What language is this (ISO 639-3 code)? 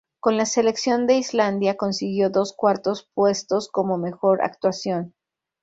spa